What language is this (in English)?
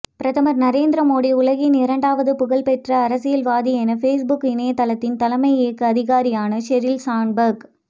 Tamil